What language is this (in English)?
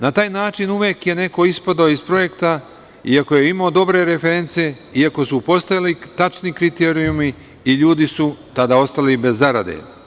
Serbian